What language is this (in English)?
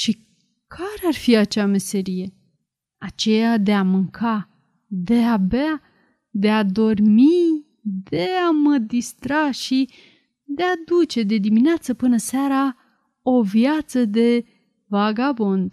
Romanian